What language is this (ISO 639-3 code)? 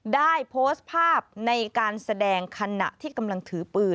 tha